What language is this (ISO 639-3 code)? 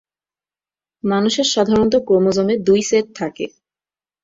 ben